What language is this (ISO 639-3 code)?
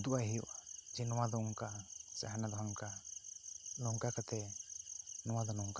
sat